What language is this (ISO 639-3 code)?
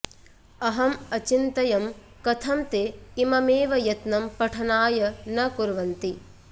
san